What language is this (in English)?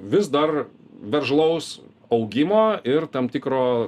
Lithuanian